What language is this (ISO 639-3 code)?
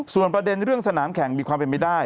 tha